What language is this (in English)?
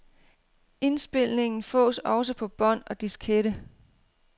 Danish